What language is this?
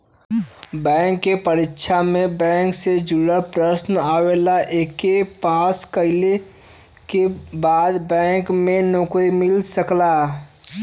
Bhojpuri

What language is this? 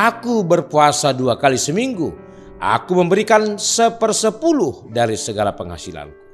Indonesian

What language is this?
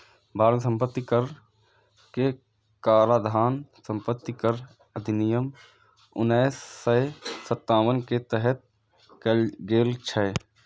Maithili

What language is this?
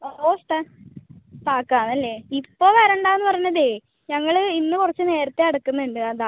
Malayalam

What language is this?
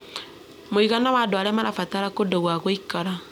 Kikuyu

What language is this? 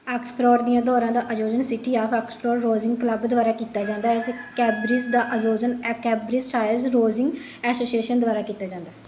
Punjabi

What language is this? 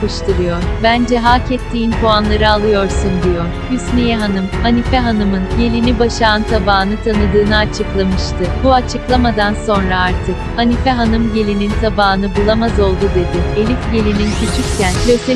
Turkish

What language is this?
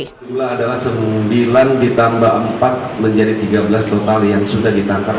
Indonesian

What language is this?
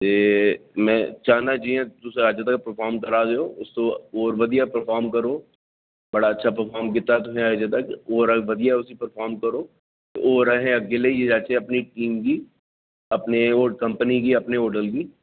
Dogri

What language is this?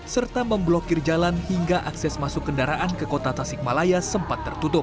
Indonesian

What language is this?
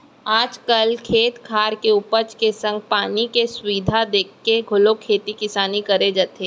Chhattisgarhi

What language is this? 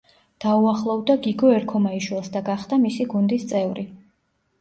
Georgian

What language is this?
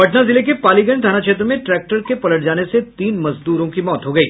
Hindi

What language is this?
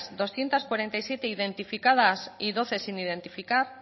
Spanish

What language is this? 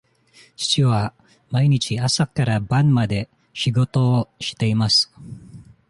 Japanese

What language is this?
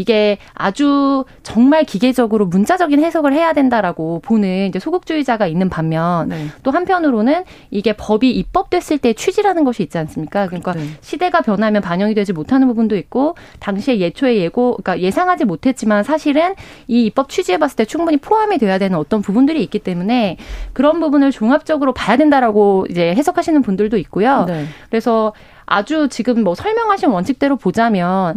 Korean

